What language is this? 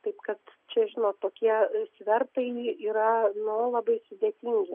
Lithuanian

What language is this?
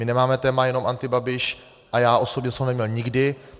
Czech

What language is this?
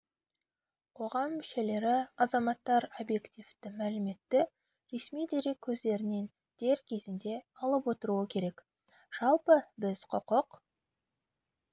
Kazakh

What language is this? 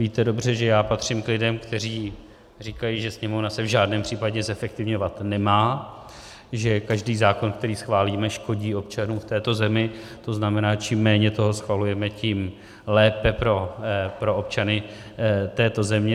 Czech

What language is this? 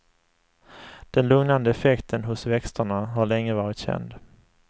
Swedish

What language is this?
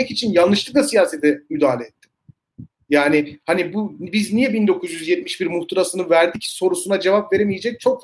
Turkish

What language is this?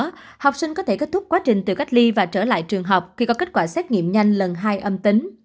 Vietnamese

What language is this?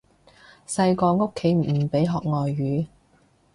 Cantonese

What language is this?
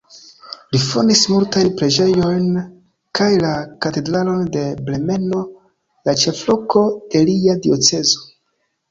Esperanto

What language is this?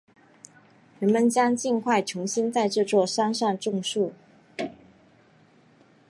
Chinese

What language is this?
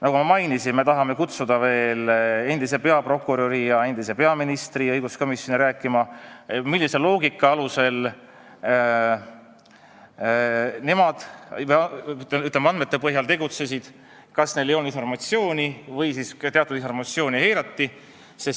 Estonian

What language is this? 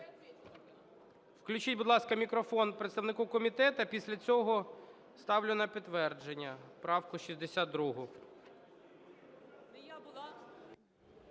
Ukrainian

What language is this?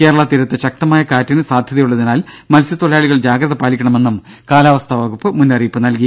Malayalam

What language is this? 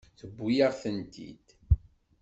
Kabyle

